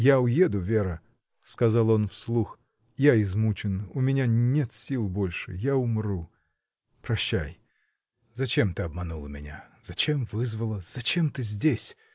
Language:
Russian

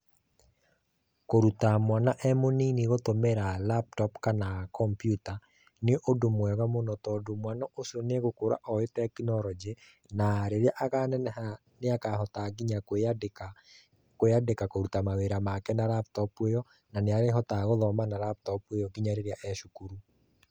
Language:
Kikuyu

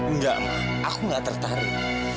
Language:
Indonesian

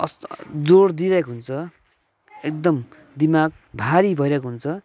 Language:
Nepali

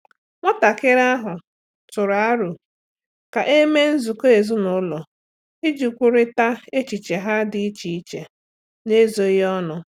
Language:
Igbo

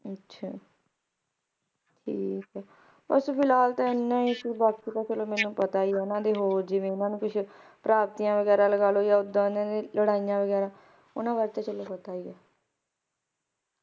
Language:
Punjabi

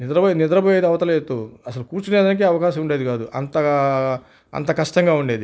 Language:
Telugu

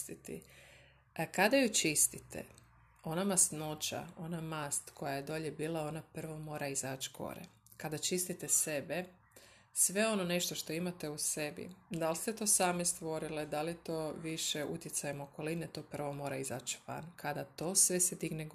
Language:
Croatian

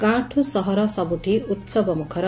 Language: Odia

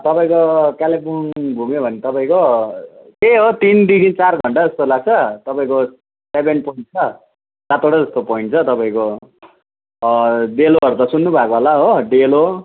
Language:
Nepali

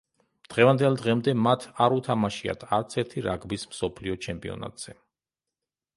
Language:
Georgian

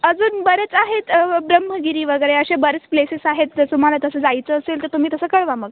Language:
Marathi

